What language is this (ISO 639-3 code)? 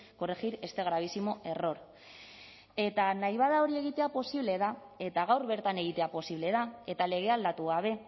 eus